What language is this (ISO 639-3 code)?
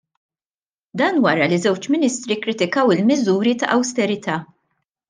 mlt